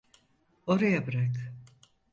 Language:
Turkish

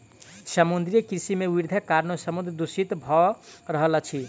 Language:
Maithili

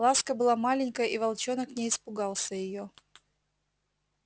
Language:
Russian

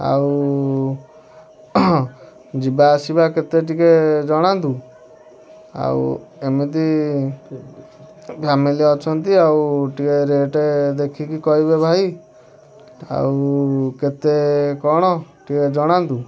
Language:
Odia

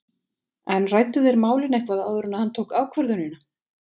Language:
Icelandic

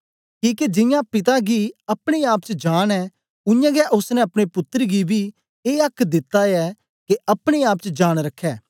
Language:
Dogri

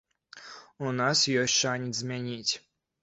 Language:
Belarusian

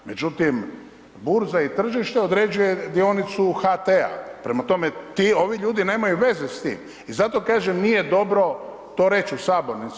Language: Croatian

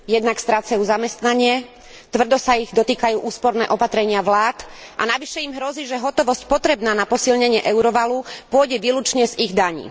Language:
Slovak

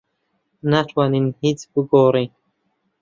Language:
Central Kurdish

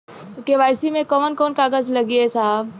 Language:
Bhojpuri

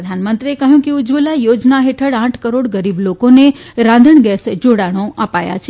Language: Gujarati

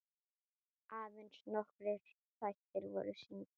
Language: Icelandic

